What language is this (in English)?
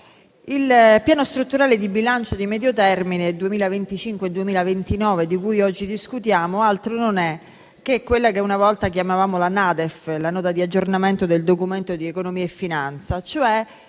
Italian